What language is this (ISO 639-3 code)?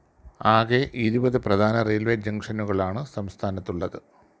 mal